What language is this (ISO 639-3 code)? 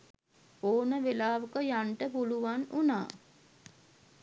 sin